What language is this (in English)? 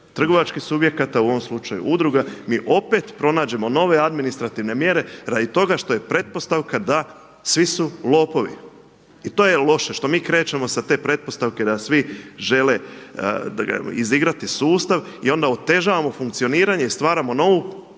Croatian